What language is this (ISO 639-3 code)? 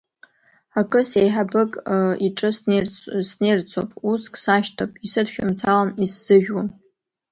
abk